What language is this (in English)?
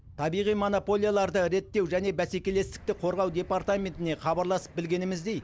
Kazakh